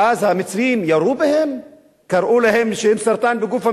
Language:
Hebrew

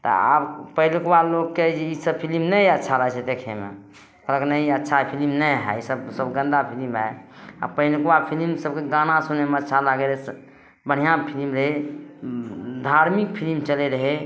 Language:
Maithili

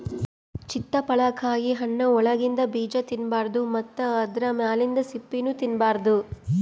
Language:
Kannada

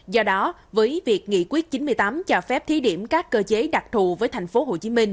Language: Vietnamese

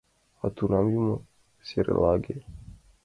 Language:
Mari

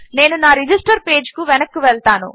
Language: Telugu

